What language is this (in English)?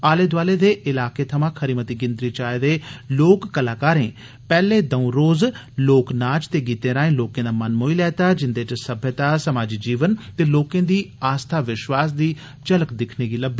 Dogri